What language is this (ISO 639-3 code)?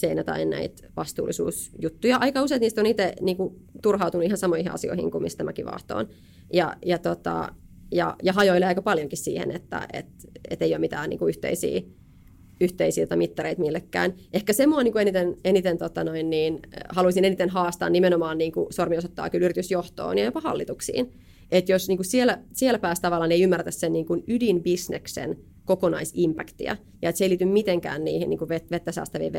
fin